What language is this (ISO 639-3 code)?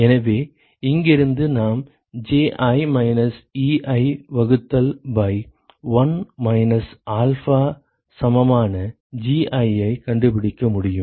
tam